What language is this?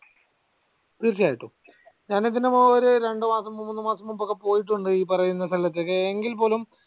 Malayalam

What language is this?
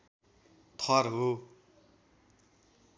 Nepali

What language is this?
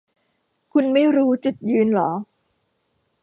Thai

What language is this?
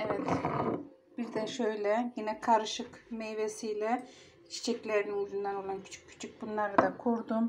Turkish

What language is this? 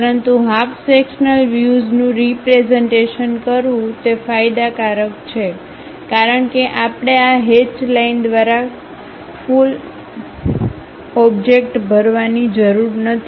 Gujarati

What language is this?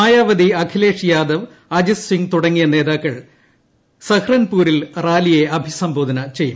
Malayalam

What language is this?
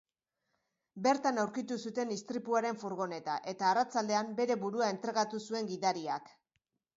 Basque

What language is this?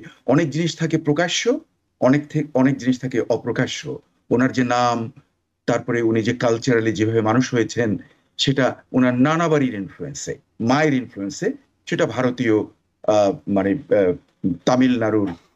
Bangla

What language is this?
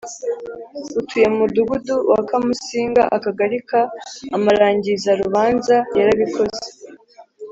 Kinyarwanda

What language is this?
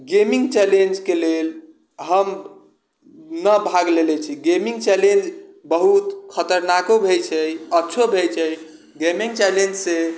Maithili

